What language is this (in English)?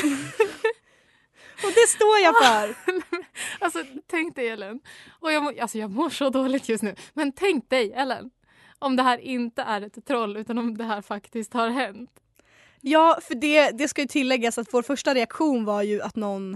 Swedish